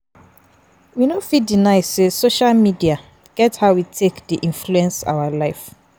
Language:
Nigerian Pidgin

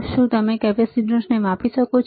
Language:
Gujarati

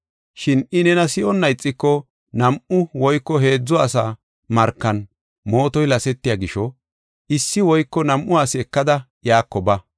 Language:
Gofa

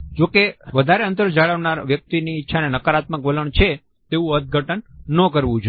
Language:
Gujarati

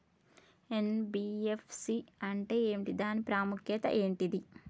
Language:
Telugu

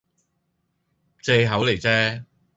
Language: Cantonese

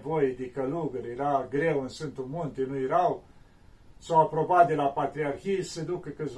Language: Romanian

